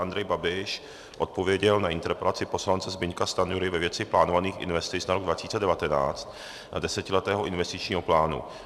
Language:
Czech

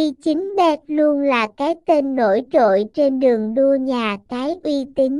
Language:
Vietnamese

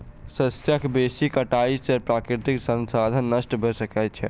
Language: Maithili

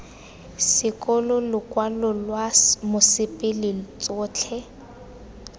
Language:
Tswana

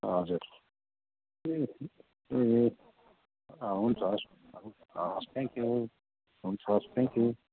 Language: Nepali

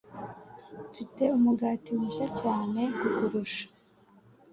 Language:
Kinyarwanda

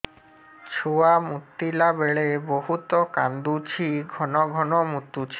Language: Odia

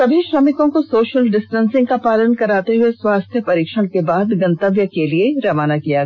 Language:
Hindi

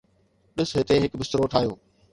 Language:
Sindhi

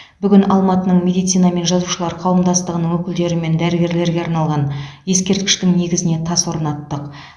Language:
Kazakh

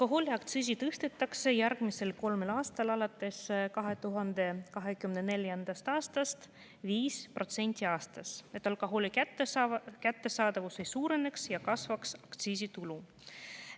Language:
Estonian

